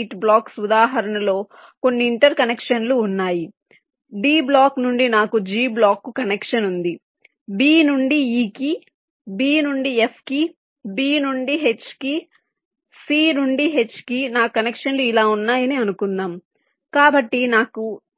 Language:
Telugu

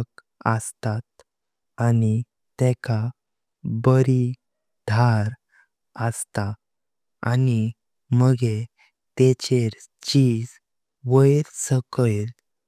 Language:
Konkani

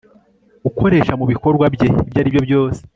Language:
Kinyarwanda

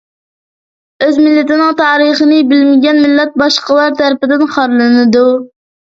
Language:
Uyghur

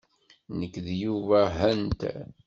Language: Kabyle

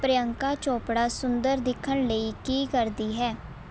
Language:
Punjabi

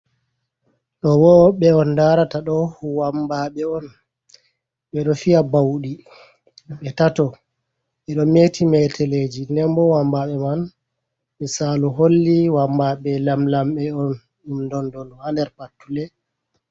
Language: Fula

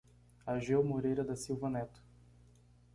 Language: Portuguese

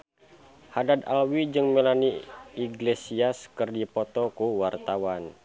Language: Sundanese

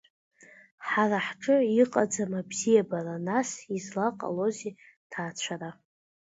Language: Abkhazian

